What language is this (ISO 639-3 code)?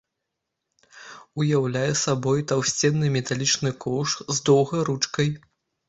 bel